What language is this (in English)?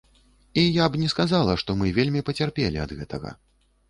Belarusian